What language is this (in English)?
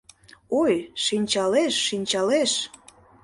Mari